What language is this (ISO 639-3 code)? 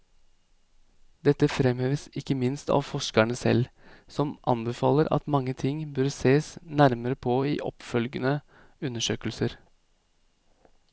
nor